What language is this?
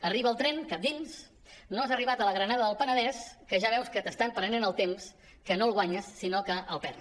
Catalan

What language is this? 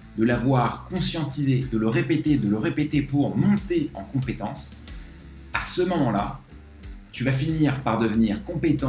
French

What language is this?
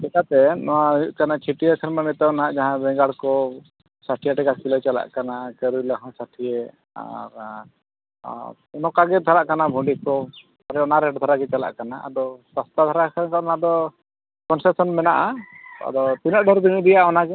Santali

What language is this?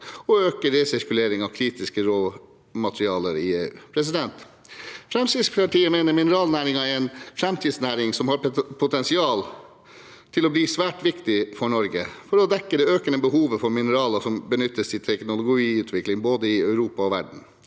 Norwegian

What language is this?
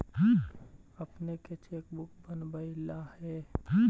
Magahi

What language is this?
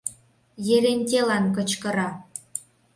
Mari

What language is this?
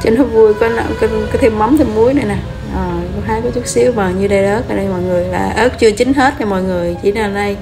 Vietnamese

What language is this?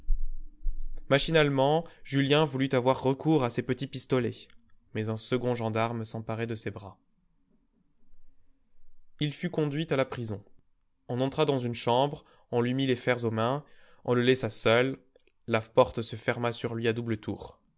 French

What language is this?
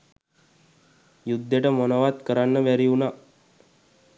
Sinhala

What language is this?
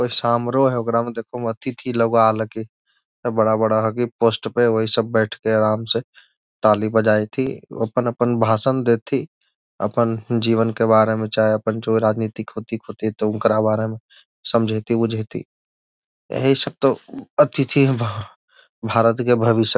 Magahi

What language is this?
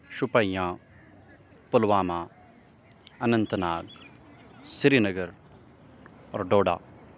Urdu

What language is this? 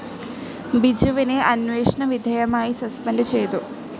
Malayalam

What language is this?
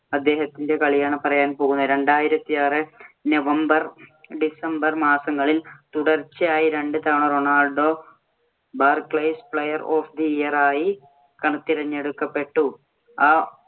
Malayalam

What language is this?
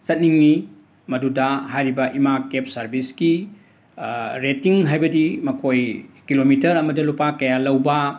Manipuri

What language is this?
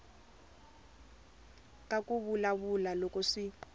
Tsonga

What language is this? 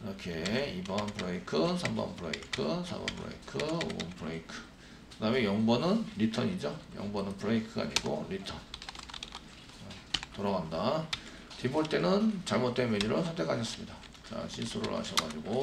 Korean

